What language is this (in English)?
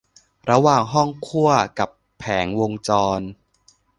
Thai